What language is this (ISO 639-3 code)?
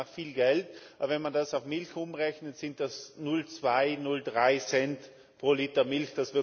deu